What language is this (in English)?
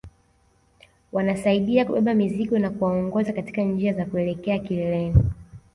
Swahili